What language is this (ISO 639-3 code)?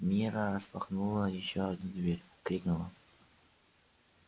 rus